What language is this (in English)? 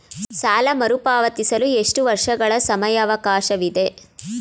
Kannada